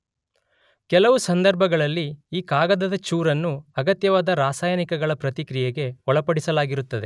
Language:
Kannada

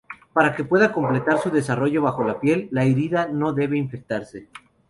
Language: Spanish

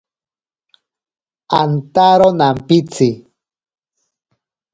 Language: Ashéninka Perené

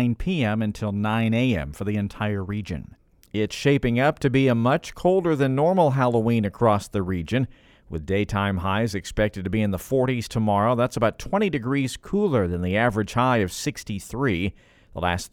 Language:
English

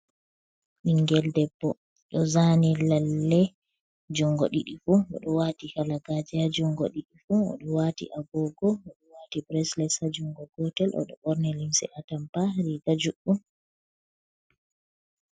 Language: Fula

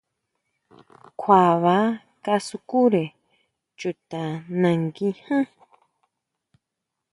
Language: Huautla Mazatec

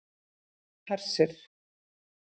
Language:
Icelandic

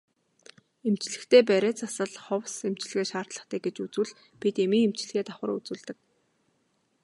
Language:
Mongolian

